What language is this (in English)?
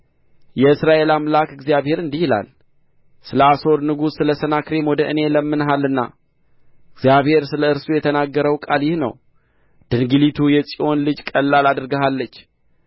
Amharic